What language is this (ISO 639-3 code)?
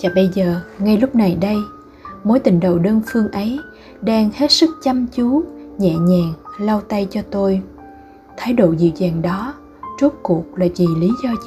vie